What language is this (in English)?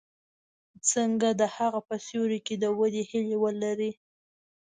Pashto